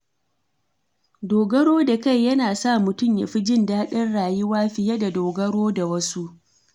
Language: Hausa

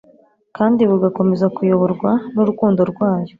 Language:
Kinyarwanda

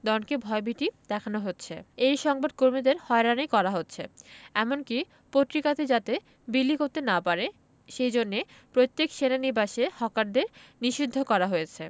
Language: Bangla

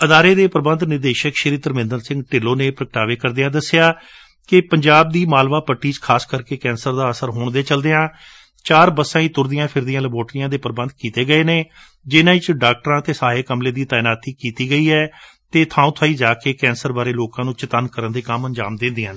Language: Punjabi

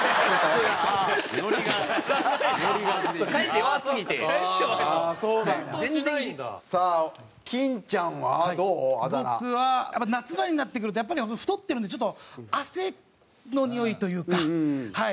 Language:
Japanese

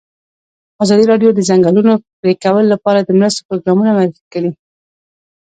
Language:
Pashto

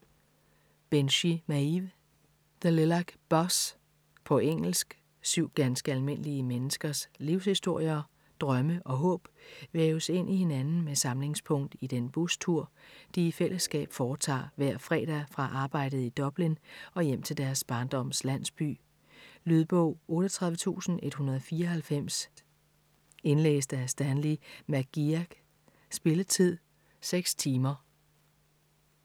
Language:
Danish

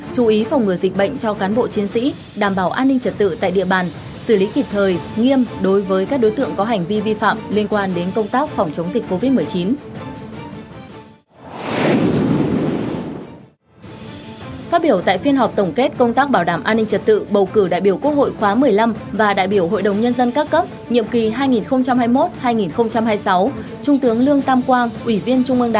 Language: Vietnamese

